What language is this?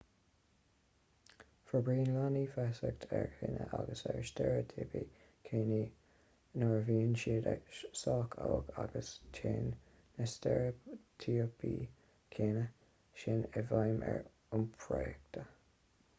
Irish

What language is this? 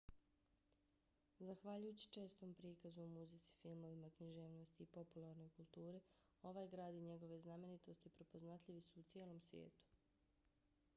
Bosnian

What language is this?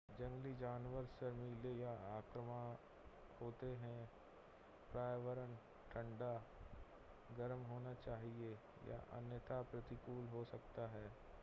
Hindi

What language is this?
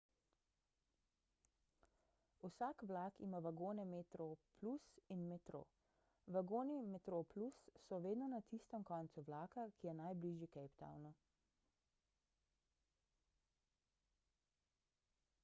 Slovenian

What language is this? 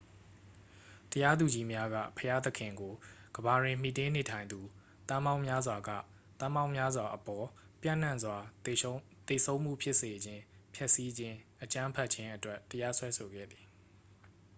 Burmese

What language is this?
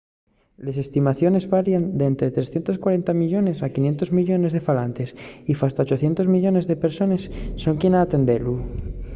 Asturian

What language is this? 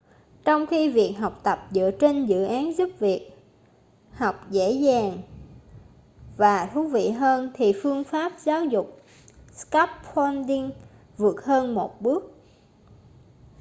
Vietnamese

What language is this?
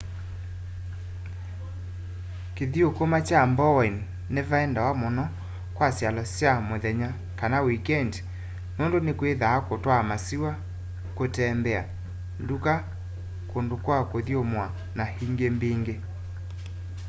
Kamba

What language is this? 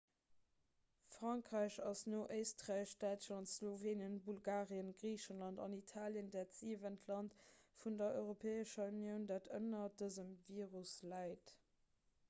Luxembourgish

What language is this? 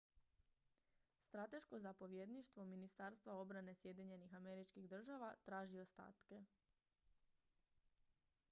Croatian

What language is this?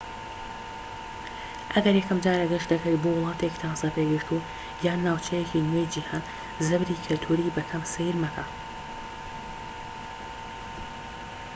Central Kurdish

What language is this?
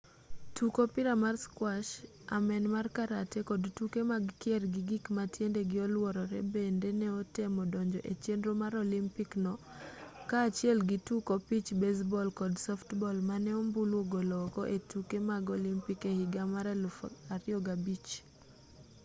Luo (Kenya and Tanzania)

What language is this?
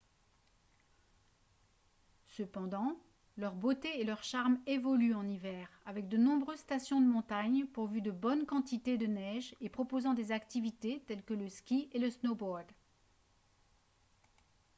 French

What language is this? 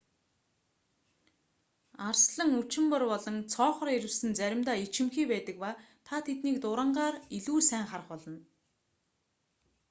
Mongolian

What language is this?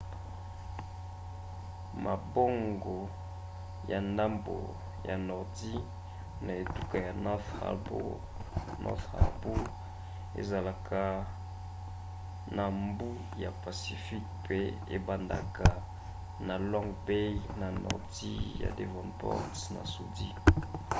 Lingala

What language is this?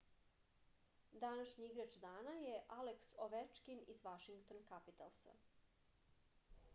Serbian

